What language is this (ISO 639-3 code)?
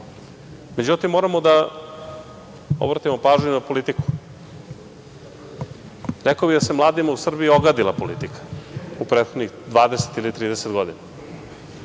srp